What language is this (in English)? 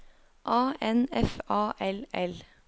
Norwegian